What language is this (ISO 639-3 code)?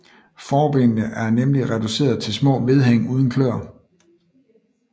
dan